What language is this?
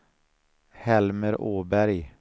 Swedish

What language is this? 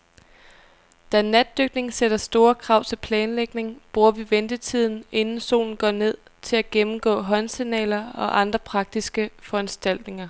Danish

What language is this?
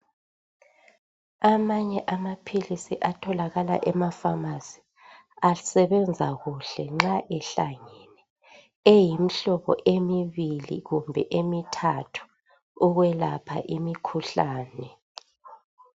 North Ndebele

